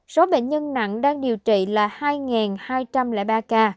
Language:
Vietnamese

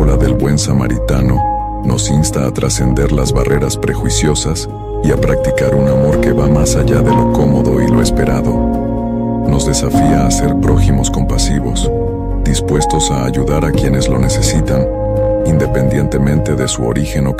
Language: Spanish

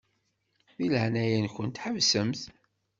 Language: Kabyle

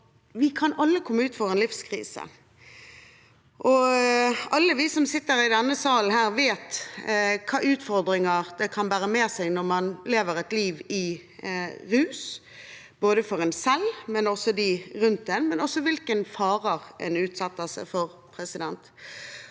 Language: Norwegian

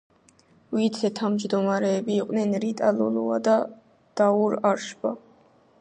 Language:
Georgian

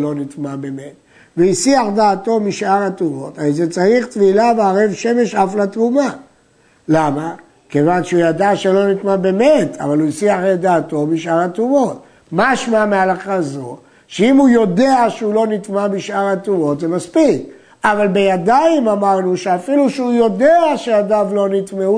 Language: Hebrew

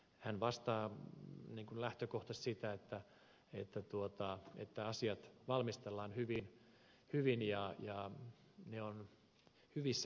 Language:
Finnish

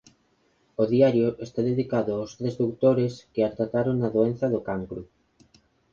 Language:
Galician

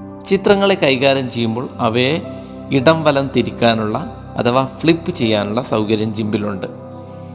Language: Malayalam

